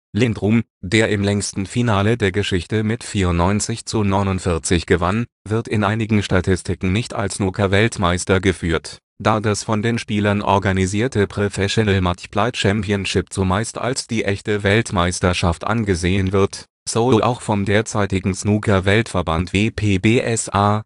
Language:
German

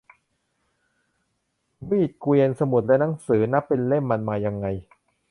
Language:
Thai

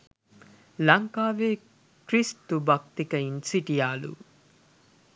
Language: Sinhala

